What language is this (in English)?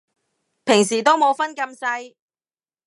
Cantonese